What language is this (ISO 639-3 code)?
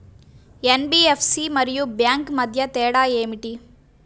tel